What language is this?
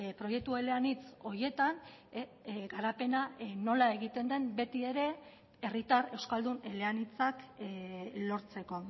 Basque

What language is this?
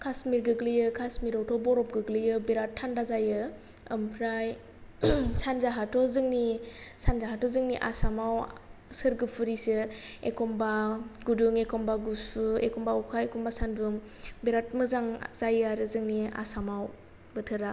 Bodo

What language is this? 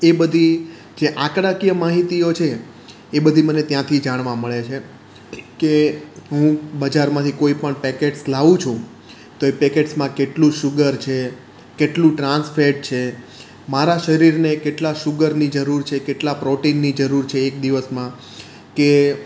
Gujarati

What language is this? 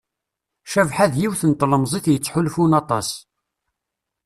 Kabyle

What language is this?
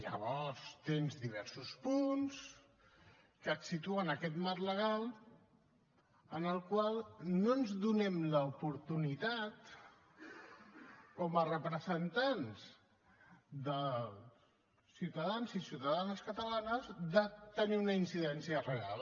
Catalan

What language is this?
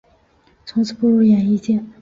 Chinese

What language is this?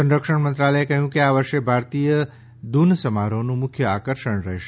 Gujarati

